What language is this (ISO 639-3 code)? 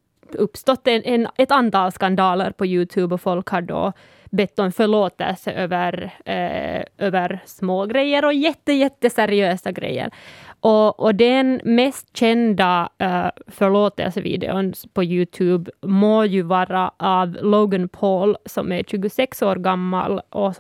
swe